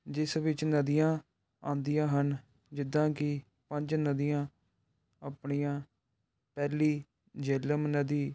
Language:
Punjabi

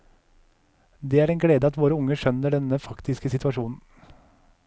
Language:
Norwegian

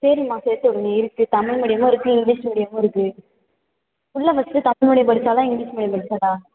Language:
Tamil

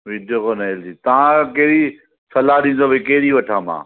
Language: Sindhi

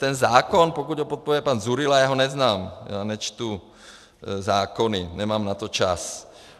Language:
Czech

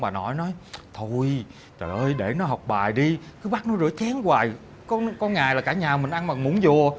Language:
Vietnamese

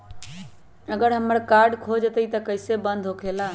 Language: Magahi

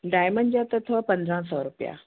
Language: Sindhi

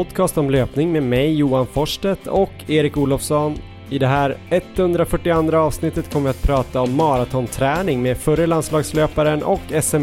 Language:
Swedish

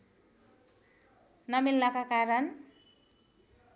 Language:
Nepali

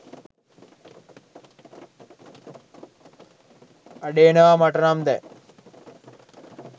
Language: Sinhala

